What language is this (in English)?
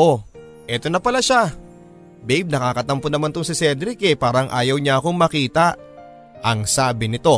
Filipino